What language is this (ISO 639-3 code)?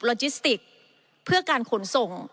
tha